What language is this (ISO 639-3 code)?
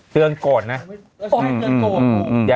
tha